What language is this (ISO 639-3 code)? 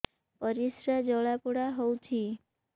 ori